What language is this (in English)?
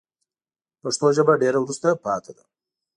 Pashto